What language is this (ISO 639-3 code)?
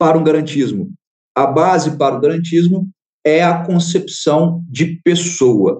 por